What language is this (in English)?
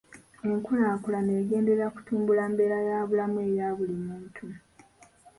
Ganda